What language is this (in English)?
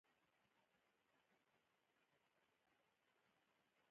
Pashto